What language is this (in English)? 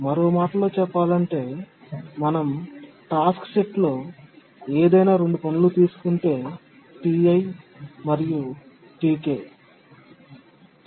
Telugu